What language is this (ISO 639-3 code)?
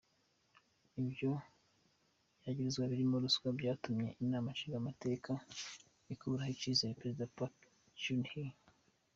kin